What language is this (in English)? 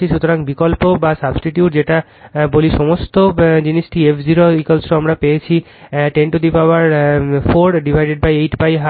Bangla